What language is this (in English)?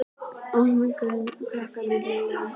Icelandic